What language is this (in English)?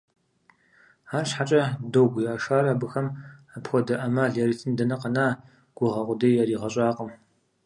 Kabardian